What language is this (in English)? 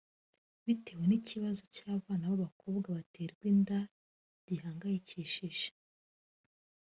Kinyarwanda